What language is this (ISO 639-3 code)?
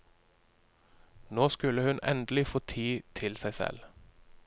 nor